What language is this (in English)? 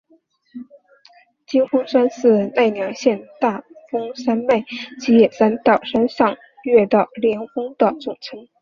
Chinese